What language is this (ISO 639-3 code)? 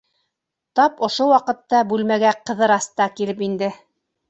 bak